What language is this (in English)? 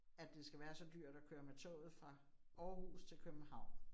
Danish